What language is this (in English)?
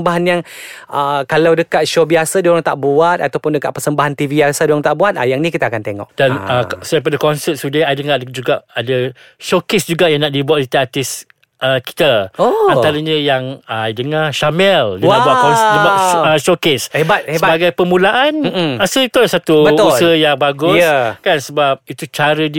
Malay